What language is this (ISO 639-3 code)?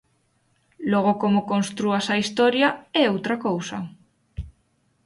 glg